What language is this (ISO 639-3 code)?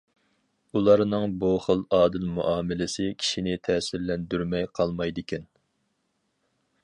uig